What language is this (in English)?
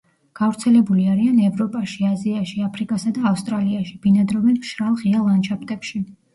Georgian